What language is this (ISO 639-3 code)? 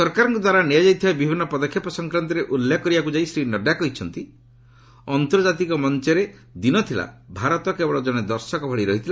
ori